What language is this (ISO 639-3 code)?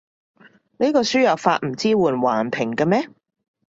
yue